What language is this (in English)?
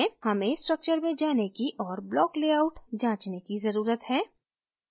Hindi